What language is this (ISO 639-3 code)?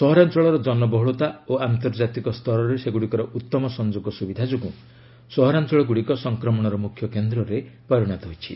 ori